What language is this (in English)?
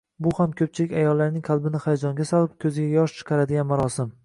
Uzbek